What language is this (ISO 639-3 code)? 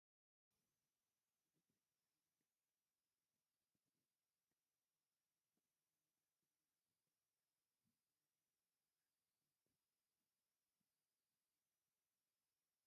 tir